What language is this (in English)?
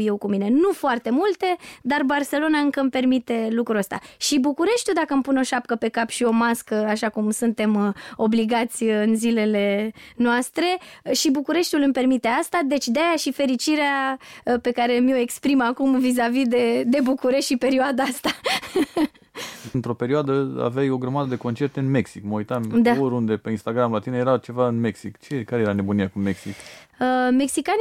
Romanian